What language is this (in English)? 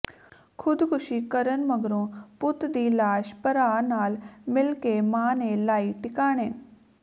Punjabi